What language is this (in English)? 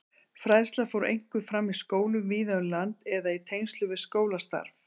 Icelandic